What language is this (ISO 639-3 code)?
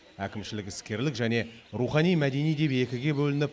kaz